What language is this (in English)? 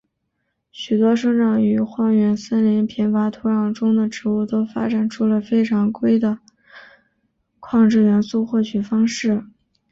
Chinese